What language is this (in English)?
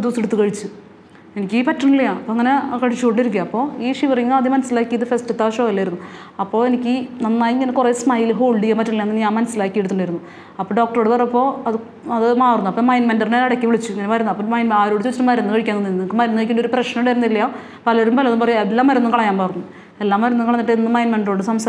Malayalam